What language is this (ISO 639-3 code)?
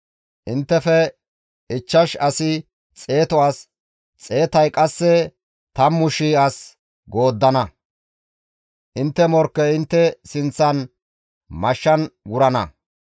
gmv